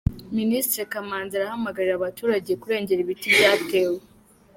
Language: Kinyarwanda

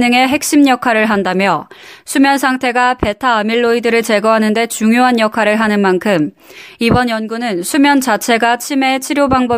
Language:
Korean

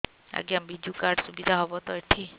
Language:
Odia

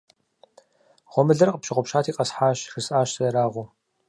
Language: Kabardian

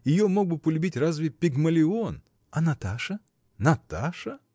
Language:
Russian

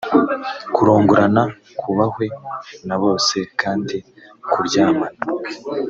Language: Kinyarwanda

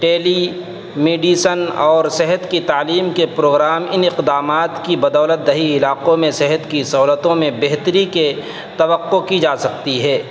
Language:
Urdu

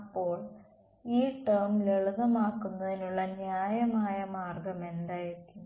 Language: Malayalam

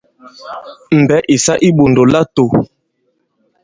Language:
Bankon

